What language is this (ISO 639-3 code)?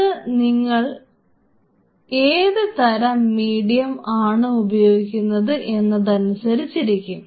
mal